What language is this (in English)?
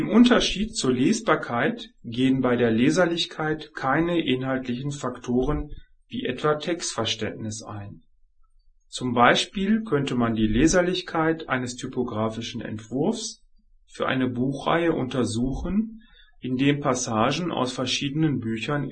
German